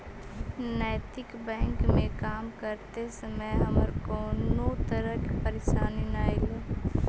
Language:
Magahi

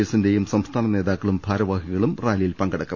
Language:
Malayalam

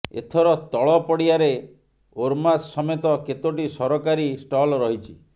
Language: Odia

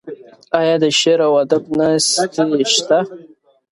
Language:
Pashto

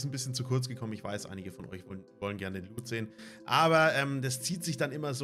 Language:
German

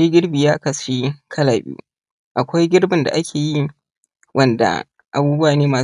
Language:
Hausa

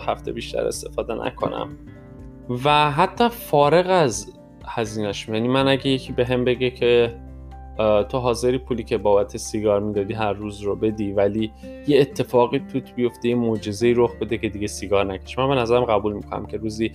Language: Persian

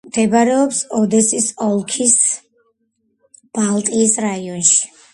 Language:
Georgian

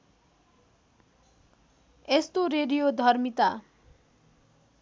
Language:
Nepali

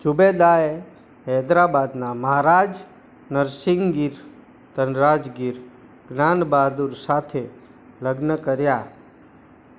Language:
Gujarati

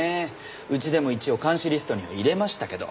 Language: Japanese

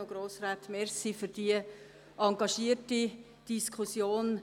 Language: Swiss German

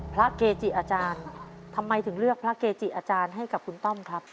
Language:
Thai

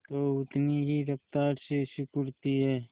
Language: Hindi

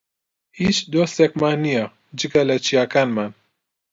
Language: Central Kurdish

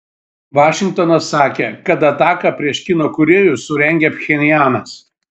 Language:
Lithuanian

